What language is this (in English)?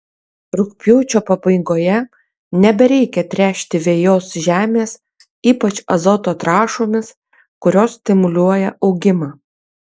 Lithuanian